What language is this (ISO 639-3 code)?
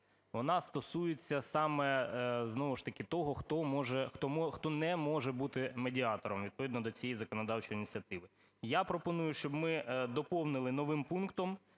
ukr